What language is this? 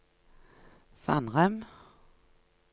Norwegian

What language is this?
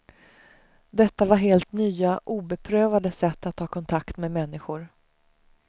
Swedish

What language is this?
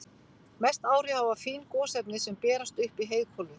Icelandic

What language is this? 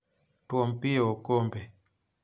Luo (Kenya and Tanzania)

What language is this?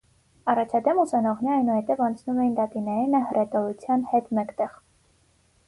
Armenian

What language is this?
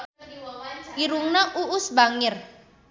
Sundanese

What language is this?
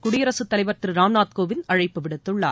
Tamil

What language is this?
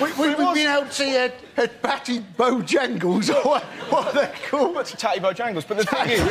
English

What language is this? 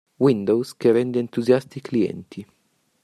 Italian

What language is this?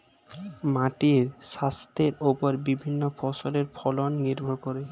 Bangla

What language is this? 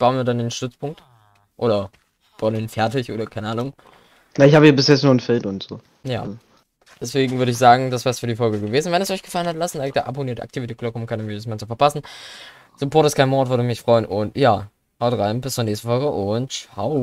German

